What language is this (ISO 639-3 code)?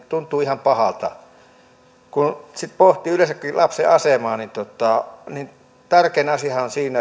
fin